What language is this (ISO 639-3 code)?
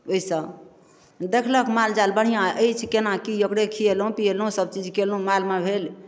mai